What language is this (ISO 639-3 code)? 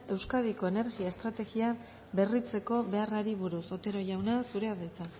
eus